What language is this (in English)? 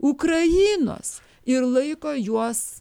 Lithuanian